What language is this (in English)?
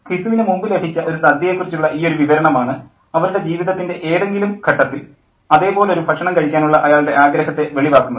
Malayalam